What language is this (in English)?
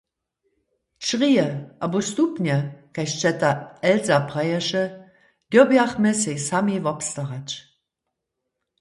Upper Sorbian